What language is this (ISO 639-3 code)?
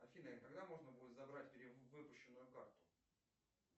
rus